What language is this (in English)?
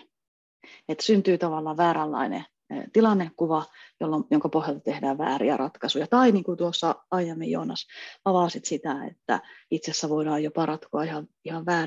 Finnish